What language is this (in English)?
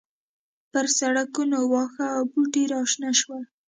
Pashto